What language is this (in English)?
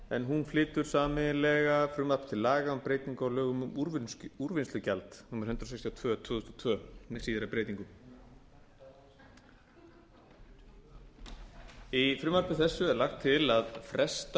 Icelandic